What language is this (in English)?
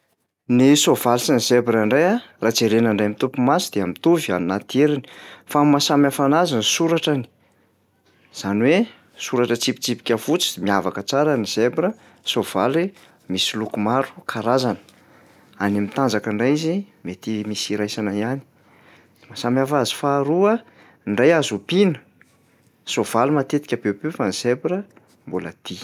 Malagasy